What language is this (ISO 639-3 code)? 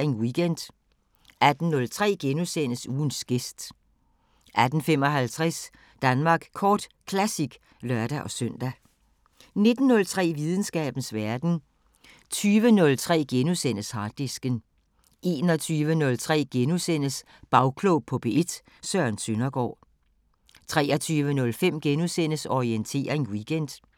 dan